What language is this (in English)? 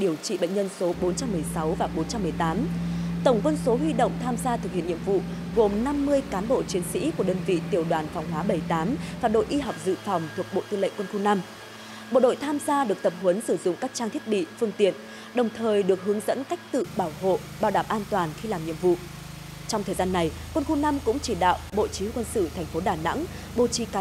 Vietnamese